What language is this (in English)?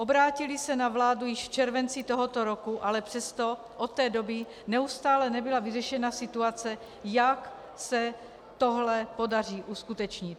Czech